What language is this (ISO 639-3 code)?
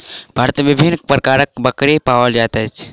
mai